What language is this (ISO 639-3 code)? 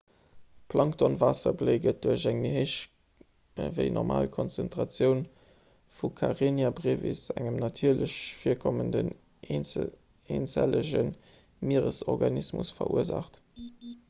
ltz